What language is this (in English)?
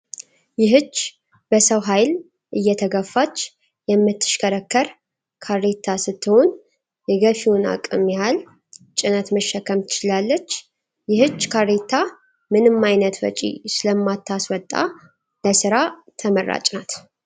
Amharic